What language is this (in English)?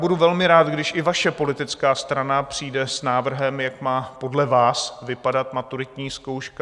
Czech